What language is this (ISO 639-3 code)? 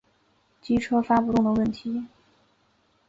zho